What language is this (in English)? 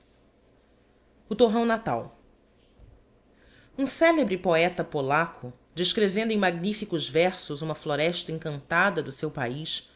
Portuguese